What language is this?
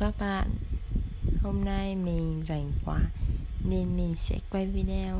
Vietnamese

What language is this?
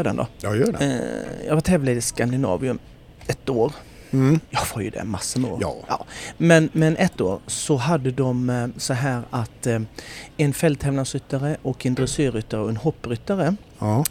Swedish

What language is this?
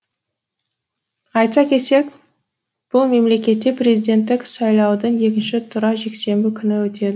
Kazakh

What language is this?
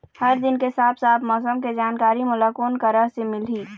Chhattisgarhi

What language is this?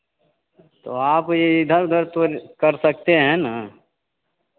Hindi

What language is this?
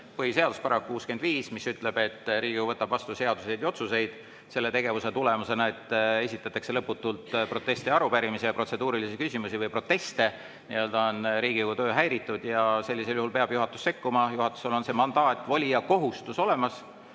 Estonian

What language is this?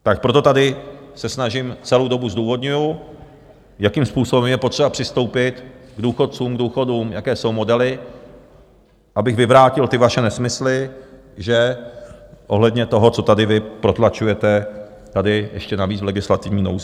Czech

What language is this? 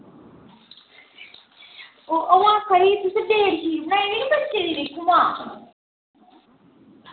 Dogri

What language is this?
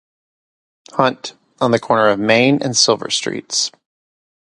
English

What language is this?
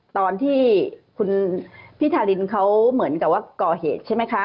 Thai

